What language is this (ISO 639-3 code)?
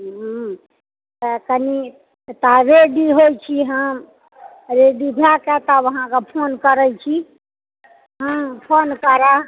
mai